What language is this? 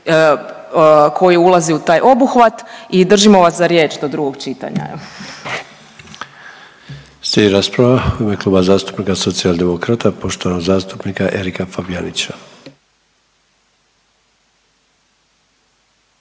Croatian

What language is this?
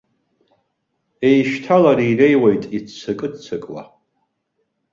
Abkhazian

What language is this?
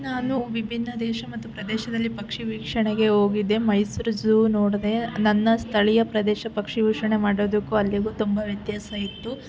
Kannada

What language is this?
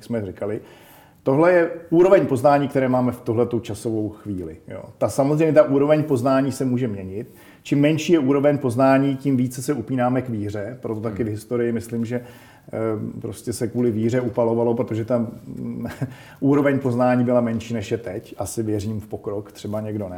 Czech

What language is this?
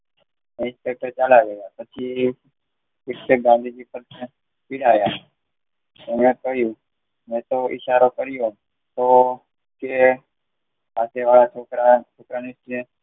Gujarati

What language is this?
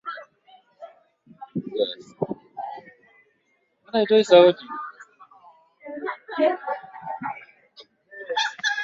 Swahili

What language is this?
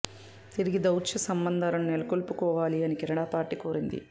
Telugu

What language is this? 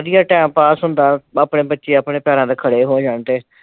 Punjabi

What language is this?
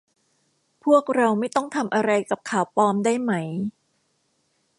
Thai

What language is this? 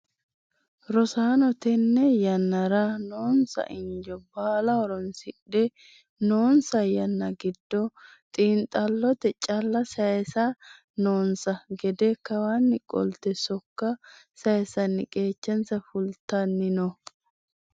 Sidamo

